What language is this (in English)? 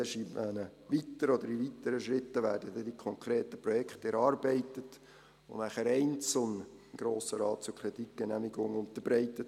Swiss German